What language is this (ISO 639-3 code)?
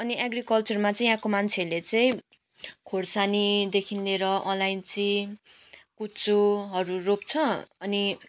nep